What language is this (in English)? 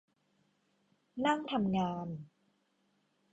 Thai